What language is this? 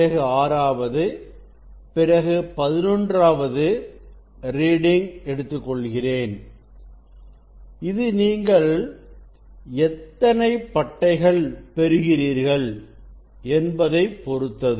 Tamil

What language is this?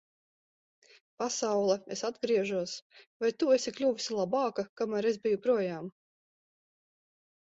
Latvian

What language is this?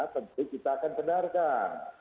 Indonesian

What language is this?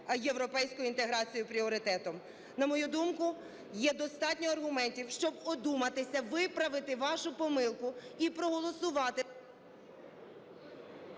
Ukrainian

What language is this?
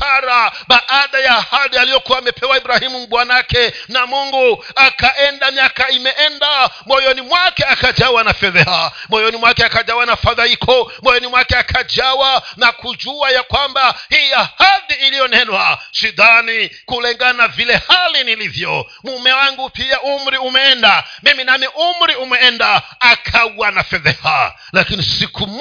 Swahili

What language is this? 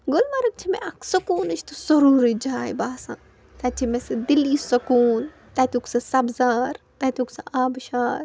Kashmiri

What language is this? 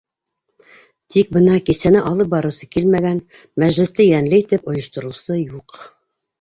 Bashkir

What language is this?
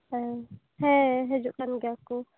Santali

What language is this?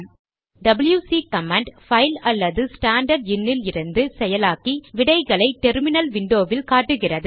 Tamil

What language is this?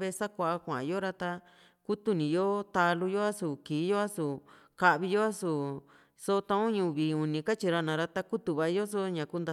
Juxtlahuaca Mixtec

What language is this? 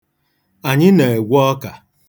Igbo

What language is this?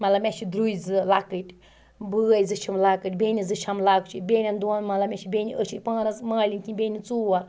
Kashmiri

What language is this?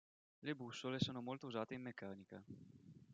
Italian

